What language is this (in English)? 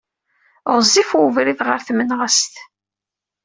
Kabyle